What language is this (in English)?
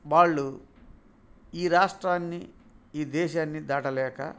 Telugu